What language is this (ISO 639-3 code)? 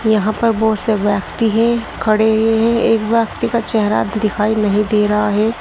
hin